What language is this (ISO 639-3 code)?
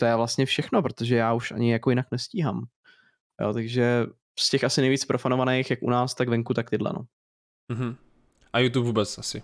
ces